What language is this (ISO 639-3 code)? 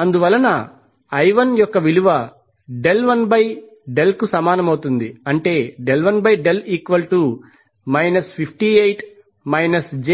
tel